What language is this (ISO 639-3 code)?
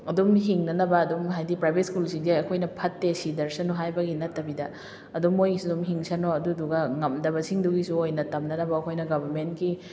mni